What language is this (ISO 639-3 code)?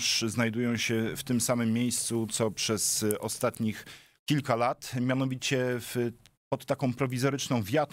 pol